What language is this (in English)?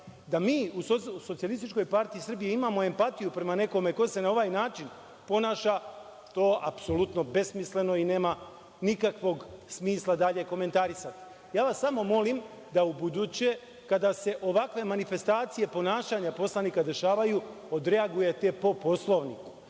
Serbian